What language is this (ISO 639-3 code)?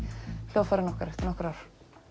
isl